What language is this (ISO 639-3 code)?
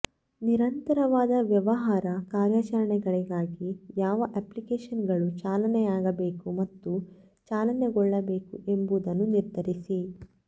kan